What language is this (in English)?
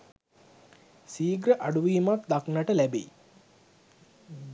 Sinhala